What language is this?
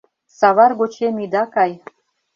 Mari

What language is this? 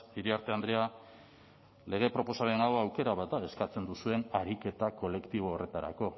Basque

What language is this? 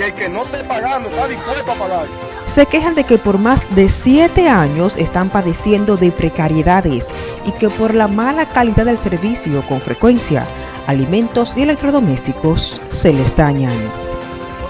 Spanish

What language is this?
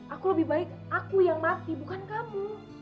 Indonesian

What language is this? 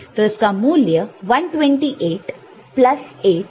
Hindi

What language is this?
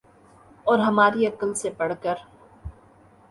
Urdu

